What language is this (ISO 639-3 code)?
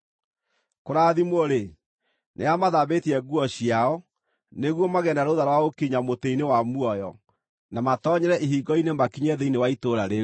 kik